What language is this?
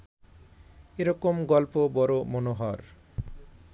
Bangla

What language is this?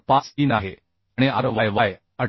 Marathi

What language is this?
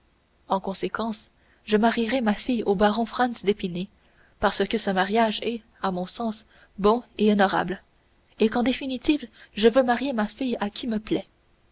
French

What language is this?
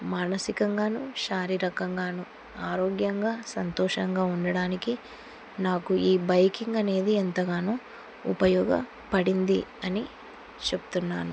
Telugu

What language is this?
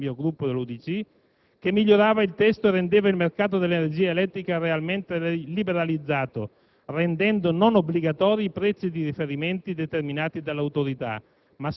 Italian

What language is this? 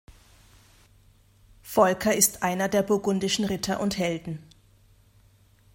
German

